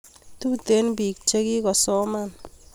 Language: Kalenjin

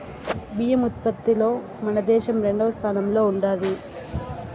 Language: Telugu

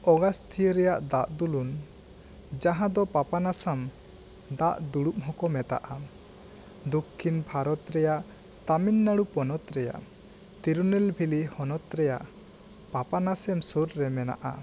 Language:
Santali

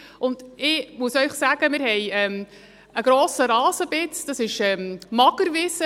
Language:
Swiss German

